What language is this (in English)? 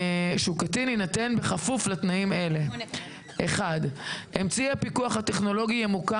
Hebrew